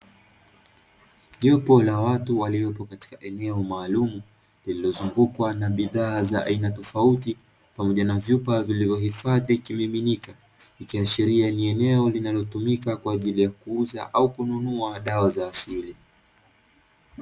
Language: Swahili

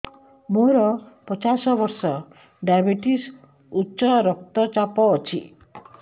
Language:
Odia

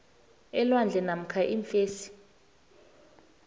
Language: South Ndebele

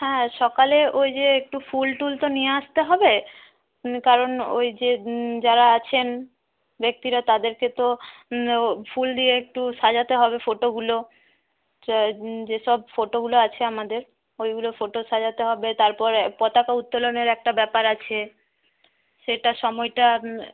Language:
Bangla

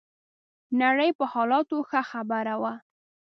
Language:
Pashto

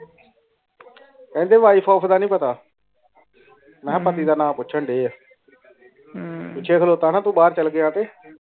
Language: Punjabi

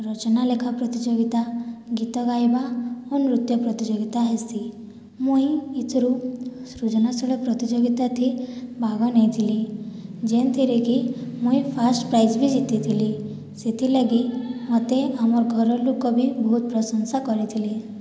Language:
Odia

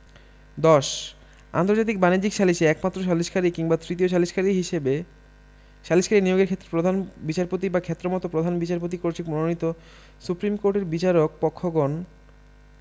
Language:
Bangla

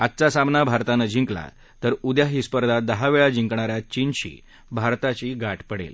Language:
Marathi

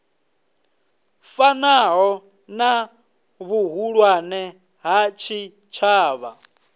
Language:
Venda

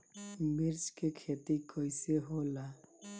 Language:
Bhojpuri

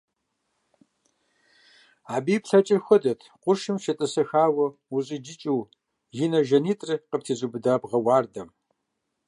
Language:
Kabardian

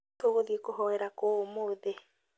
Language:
Kikuyu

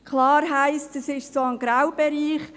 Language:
Swiss German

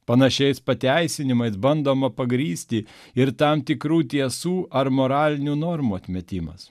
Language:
Lithuanian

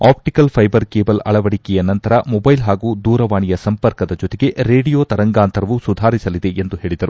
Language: Kannada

